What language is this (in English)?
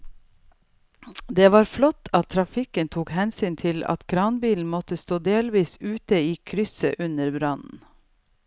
Norwegian